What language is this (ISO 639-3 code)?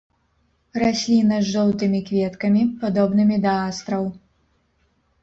bel